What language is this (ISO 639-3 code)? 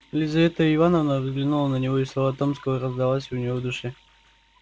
rus